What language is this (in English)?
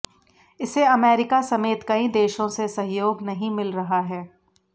Hindi